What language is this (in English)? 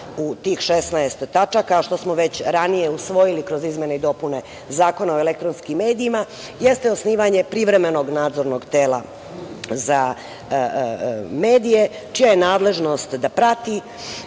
Serbian